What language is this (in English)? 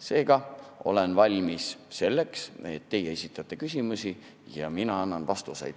Estonian